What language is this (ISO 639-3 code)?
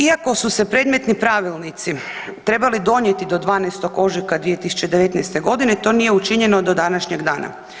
hrv